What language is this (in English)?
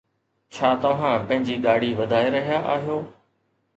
Sindhi